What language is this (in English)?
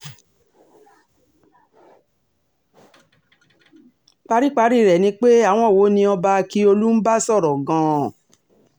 Yoruba